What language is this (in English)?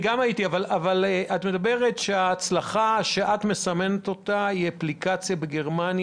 Hebrew